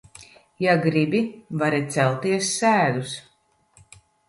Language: Latvian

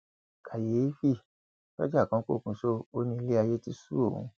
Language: Yoruba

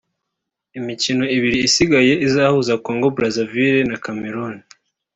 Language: Kinyarwanda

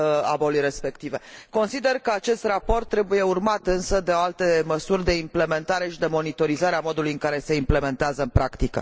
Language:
Romanian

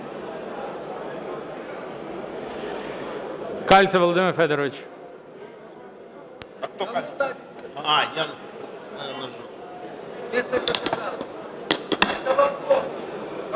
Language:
Ukrainian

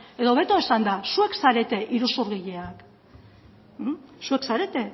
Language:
Basque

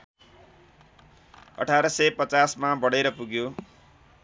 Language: Nepali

